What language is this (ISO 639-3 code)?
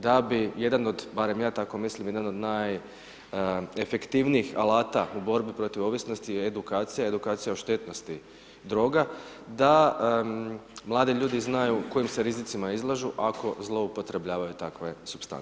hrv